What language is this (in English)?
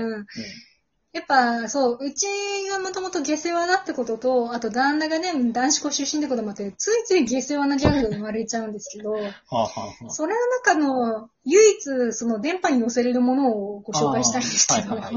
Japanese